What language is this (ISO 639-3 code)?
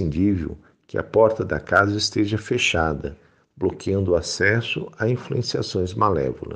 por